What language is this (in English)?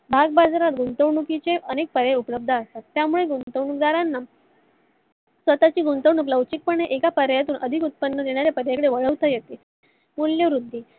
Marathi